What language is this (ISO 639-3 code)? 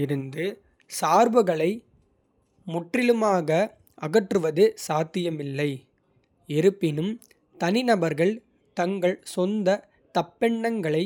kfe